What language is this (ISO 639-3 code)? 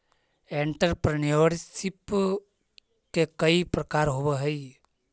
mag